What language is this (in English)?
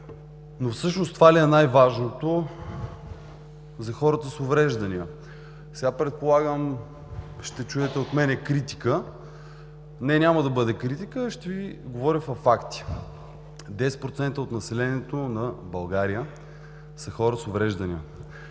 Bulgarian